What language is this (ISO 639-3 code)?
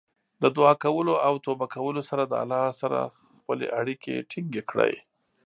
pus